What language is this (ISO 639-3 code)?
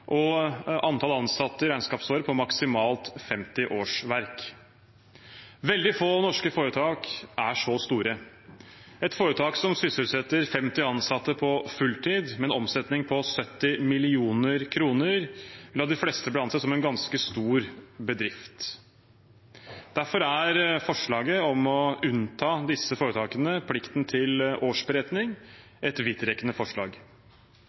nob